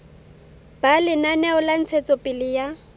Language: Southern Sotho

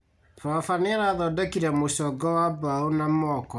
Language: Kikuyu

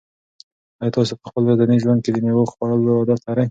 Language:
Pashto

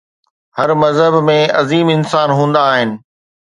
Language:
Sindhi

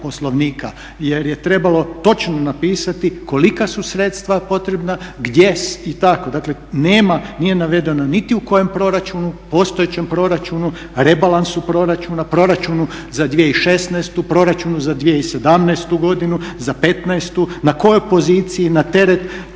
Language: Croatian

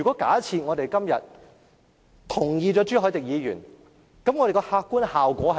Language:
Cantonese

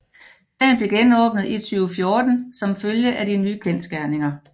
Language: Danish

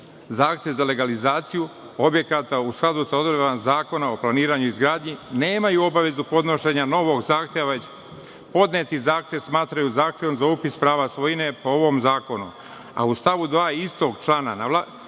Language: Serbian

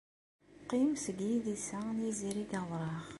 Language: Kabyle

